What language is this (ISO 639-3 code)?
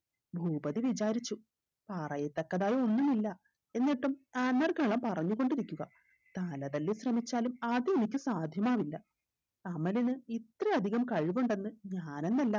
mal